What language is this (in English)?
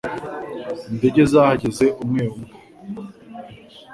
Kinyarwanda